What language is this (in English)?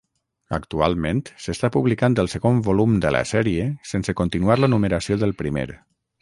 Catalan